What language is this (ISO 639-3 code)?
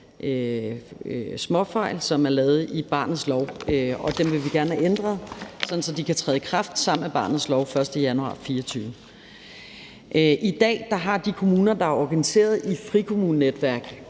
dan